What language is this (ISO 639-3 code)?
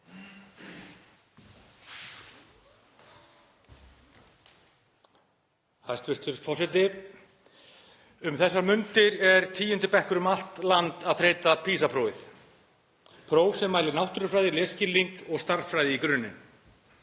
isl